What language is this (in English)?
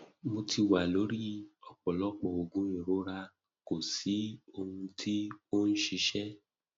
Yoruba